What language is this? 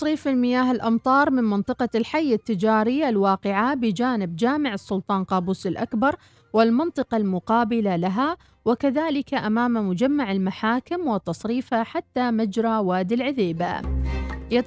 Arabic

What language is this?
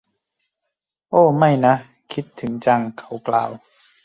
Thai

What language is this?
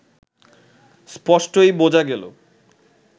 Bangla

